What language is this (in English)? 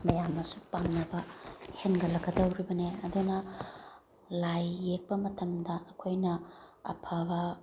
Manipuri